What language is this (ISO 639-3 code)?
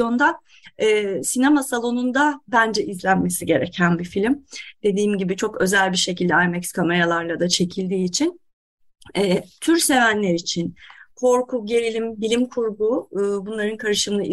tur